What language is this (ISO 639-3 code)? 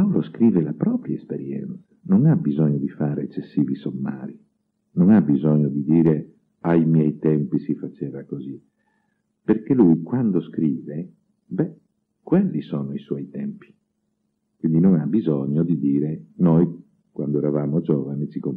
ita